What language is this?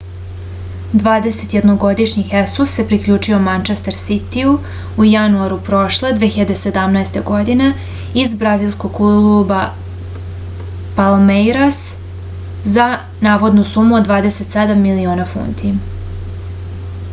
Serbian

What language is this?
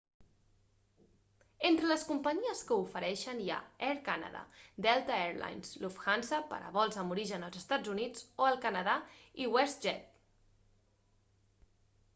Catalan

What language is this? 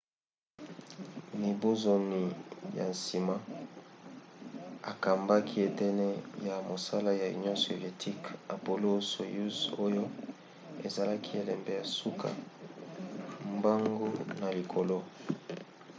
Lingala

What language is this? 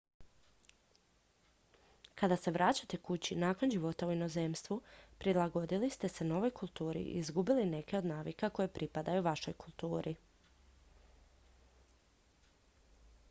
Croatian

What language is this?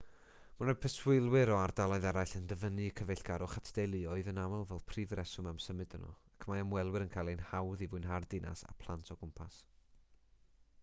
Welsh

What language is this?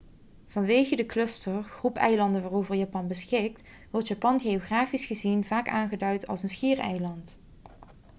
Dutch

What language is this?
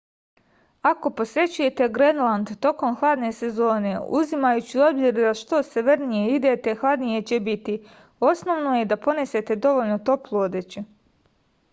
Serbian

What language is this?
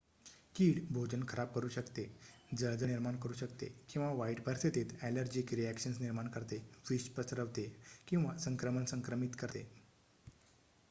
Marathi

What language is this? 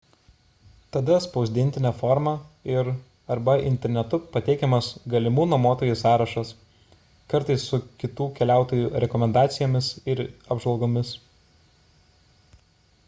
Lithuanian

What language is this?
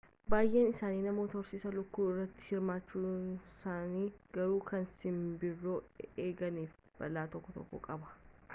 Oromo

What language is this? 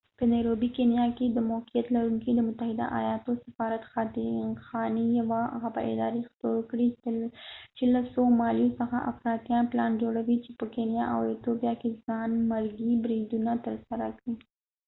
Pashto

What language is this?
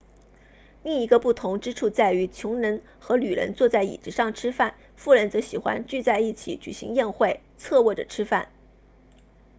Chinese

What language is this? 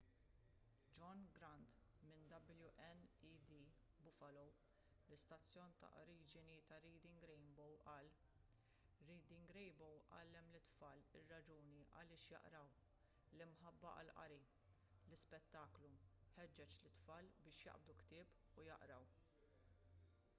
Maltese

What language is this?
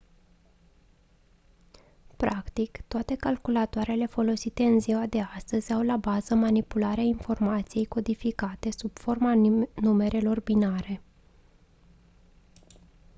Romanian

